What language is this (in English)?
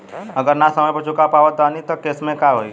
Bhojpuri